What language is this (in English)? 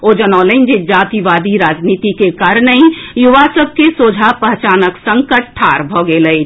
Maithili